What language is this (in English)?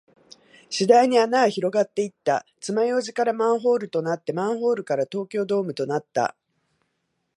Japanese